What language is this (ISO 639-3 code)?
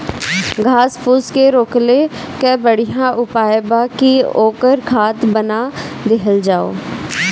bho